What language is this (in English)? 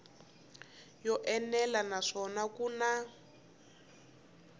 Tsonga